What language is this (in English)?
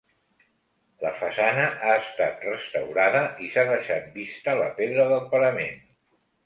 Catalan